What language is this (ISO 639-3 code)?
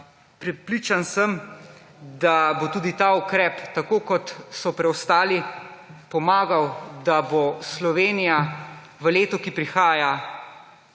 slv